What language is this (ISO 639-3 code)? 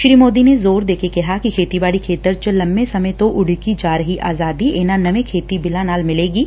pan